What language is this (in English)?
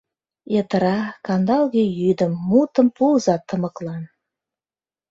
Mari